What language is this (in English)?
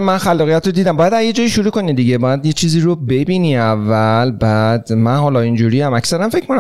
Persian